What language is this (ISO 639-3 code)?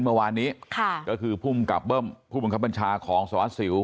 tha